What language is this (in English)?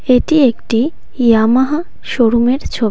Bangla